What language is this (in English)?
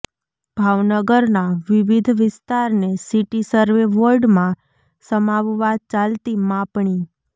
Gujarati